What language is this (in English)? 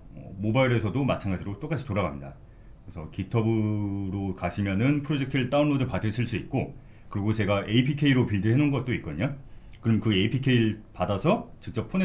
Korean